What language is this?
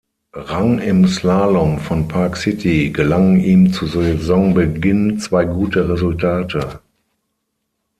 German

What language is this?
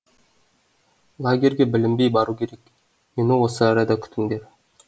Kazakh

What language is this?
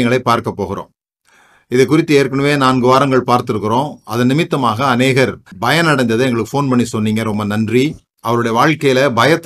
Tamil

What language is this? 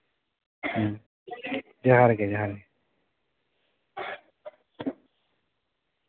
Santali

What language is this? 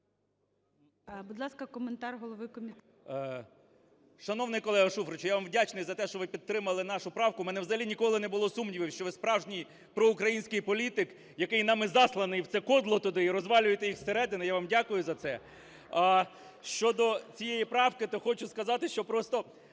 Ukrainian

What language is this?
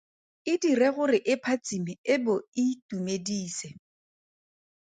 Tswana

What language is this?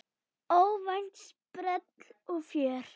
Icelandic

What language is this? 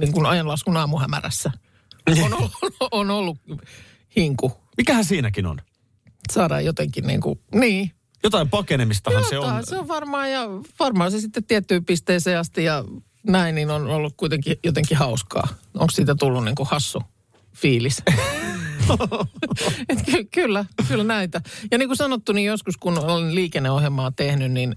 Finnish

